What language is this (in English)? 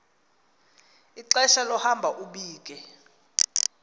Xhosa